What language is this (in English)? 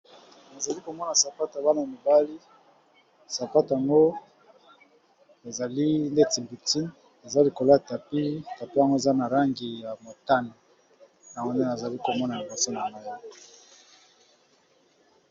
Lingala